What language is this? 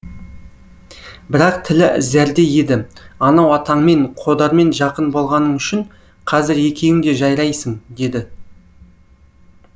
Kazakh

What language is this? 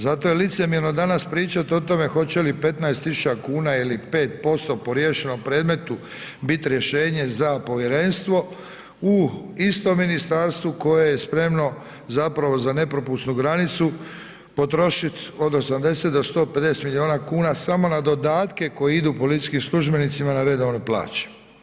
Croatian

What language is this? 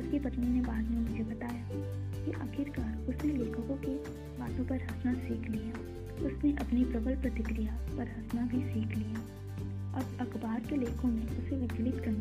Hindi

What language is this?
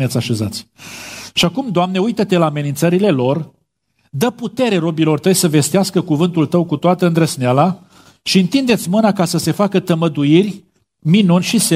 Romanian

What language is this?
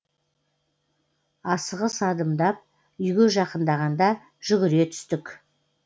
Kazakh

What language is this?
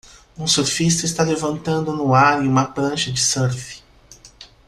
Portuguese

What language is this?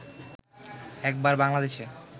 Bangla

